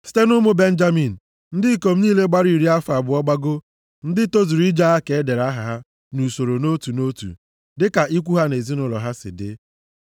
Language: Igbo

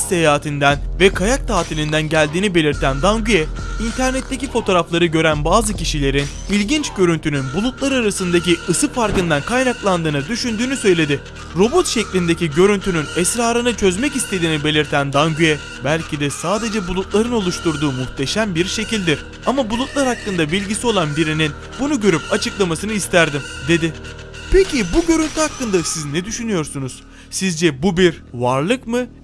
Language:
Turkish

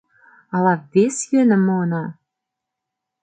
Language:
Mari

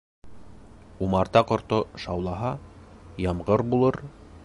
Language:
Bashkir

